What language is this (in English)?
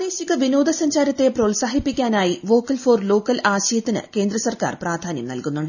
Malayalam